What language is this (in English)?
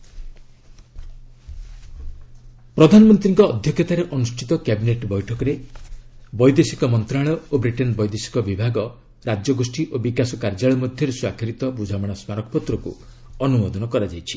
Odia